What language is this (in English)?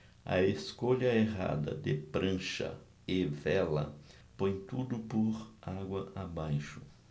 Portuguese